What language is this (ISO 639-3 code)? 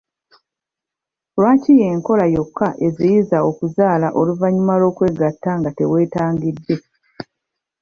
lug